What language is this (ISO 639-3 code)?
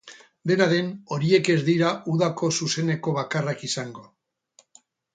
eus